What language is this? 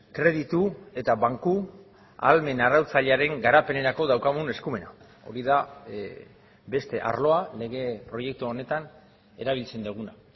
Basque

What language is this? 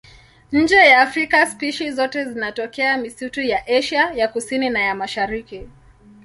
Swahili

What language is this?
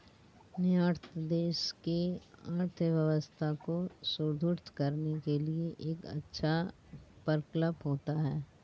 Hindi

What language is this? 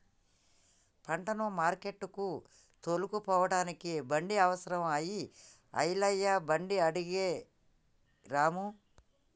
Telugu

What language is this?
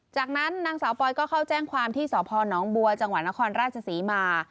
Thai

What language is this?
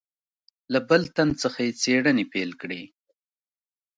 Pashto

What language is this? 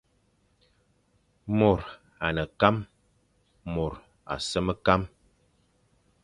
Fang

